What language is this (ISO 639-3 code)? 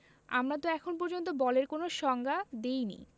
ben